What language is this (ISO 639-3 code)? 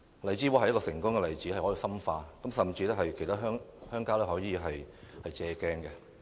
yue